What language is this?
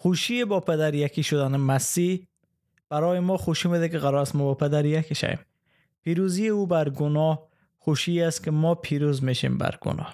Persian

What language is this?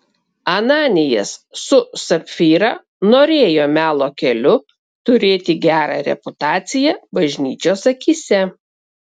Lithuanian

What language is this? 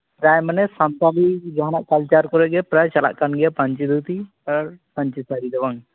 Santali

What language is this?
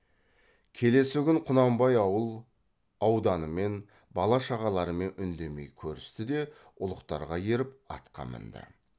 Kazakh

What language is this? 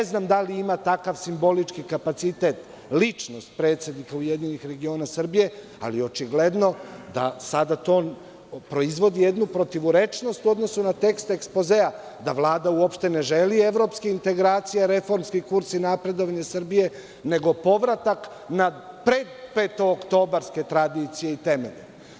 Serbian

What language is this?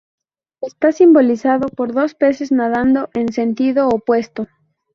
Spanish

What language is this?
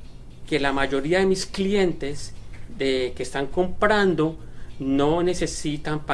Spanish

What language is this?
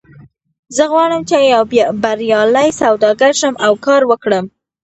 Pashto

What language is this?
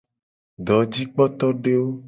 Gen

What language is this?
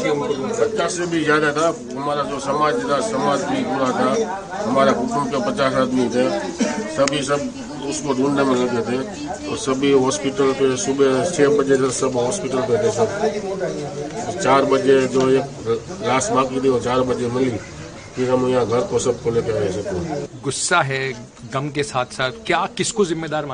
Hindi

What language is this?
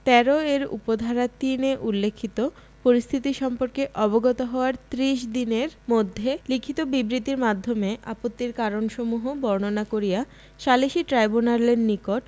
Bangla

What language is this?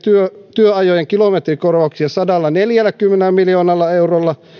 Finnish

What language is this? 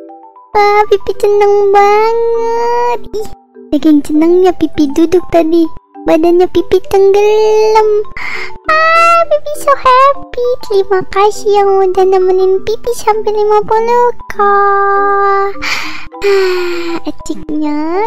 Indonesian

